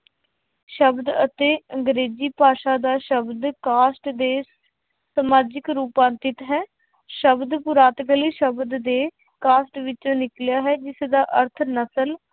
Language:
Punjabi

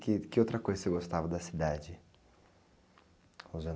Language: Portuguese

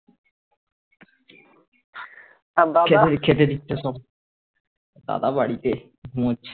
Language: Bangla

